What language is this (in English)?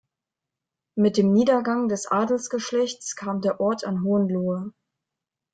German